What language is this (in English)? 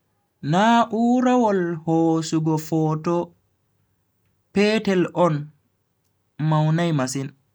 Bagirmi Fulfulde